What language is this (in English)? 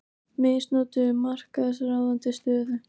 Icelandic